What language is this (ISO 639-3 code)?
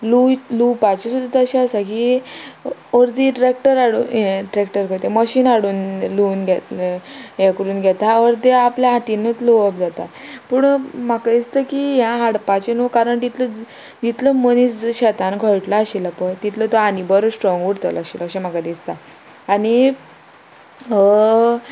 kok